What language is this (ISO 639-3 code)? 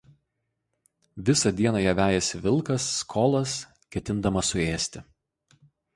lit